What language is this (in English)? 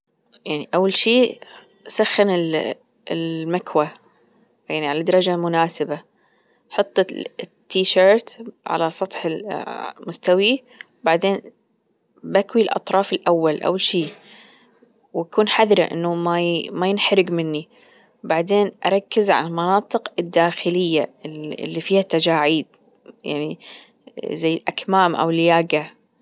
Gulf Arabic